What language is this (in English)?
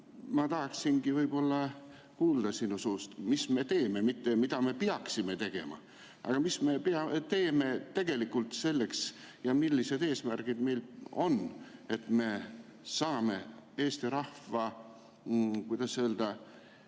Estonian